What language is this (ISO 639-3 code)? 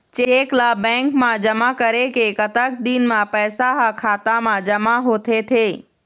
hne